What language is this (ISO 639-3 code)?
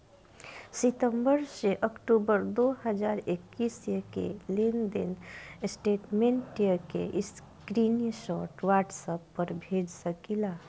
bho